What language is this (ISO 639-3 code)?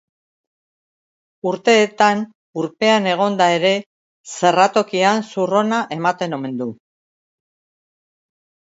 eus